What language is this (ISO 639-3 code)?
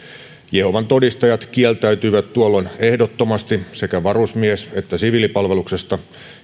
fin